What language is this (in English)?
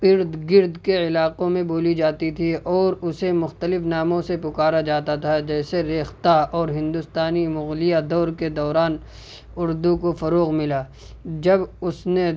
Urdu